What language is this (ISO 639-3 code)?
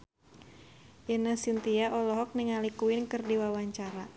sun